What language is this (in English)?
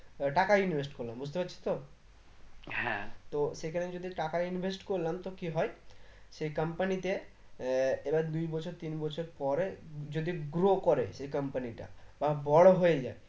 Bangla